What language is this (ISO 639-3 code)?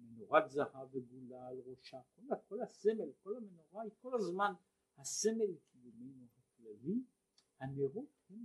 heb